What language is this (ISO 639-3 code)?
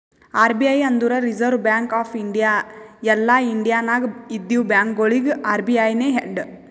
kan